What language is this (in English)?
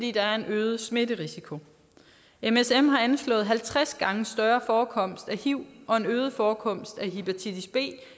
Danish